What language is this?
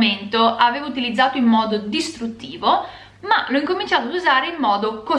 Italian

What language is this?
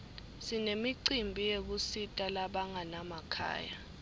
Swati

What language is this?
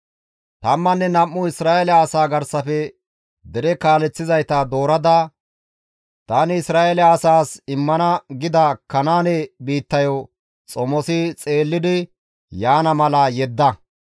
Gamo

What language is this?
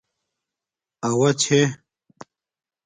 Domaaki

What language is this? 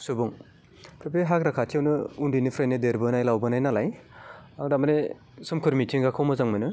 Bodo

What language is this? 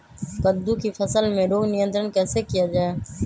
Magahi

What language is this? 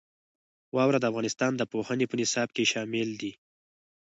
Pashto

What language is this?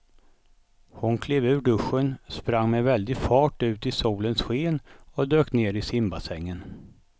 Swedish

